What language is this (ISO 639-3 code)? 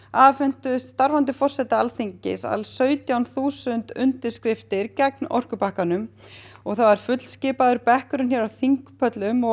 isl